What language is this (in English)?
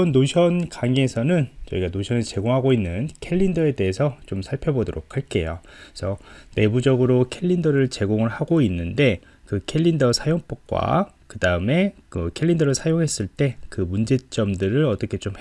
Korean